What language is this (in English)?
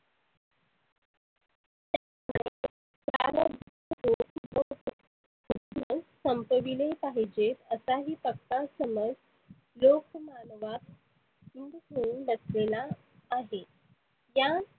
Marathi